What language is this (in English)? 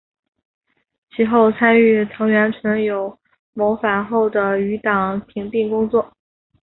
Chinese